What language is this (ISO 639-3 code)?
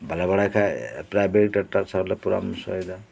sat